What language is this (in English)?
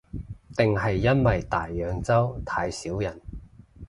Cantonese